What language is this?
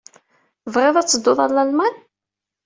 Kabyle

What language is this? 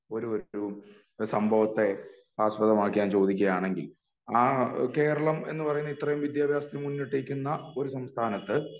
Malayalam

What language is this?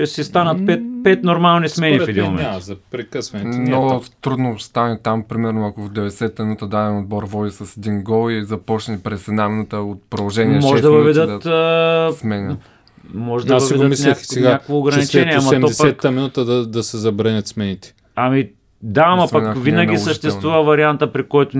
Bulgarian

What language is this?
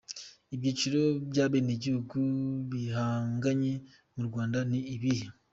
Kinyarwanda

